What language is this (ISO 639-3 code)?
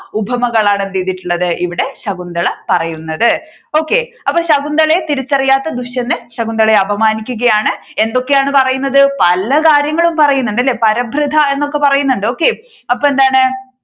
mal